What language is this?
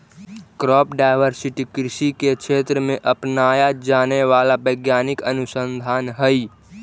Magahi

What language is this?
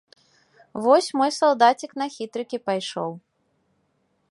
Belarusian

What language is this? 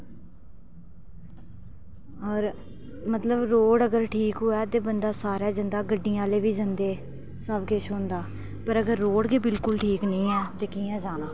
Dogri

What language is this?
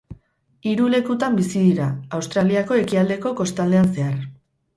Basque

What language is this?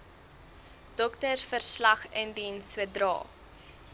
Afrikaans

